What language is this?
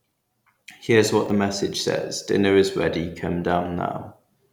English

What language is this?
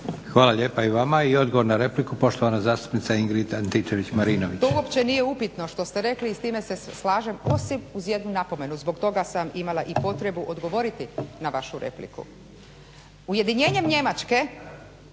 Croatian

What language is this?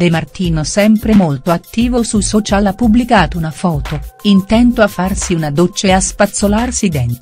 Italian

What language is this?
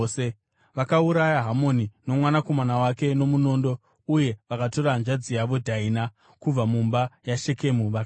Shona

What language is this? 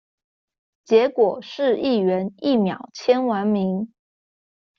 Chinese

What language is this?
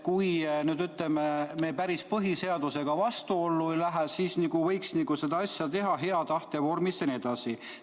Estonian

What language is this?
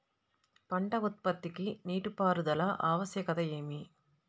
Telugu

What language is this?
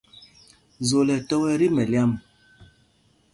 Mpumpong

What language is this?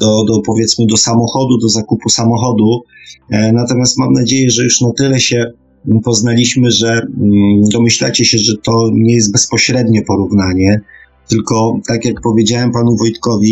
Polish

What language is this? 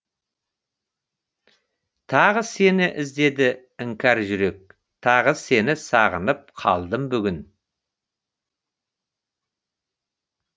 Kazakh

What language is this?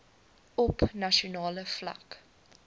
Afrikaans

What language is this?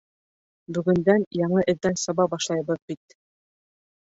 Bashkir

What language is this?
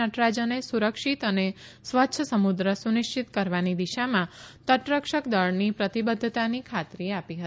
Gujarati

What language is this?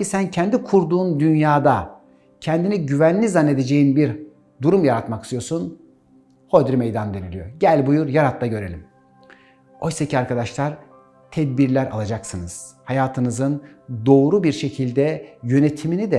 Turkish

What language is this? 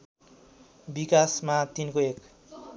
Nepali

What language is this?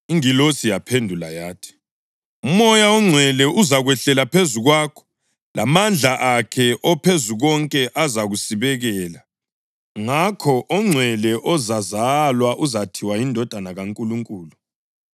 North Ndebele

